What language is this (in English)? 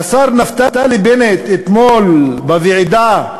Hebrew